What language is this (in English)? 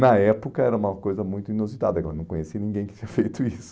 Portuguese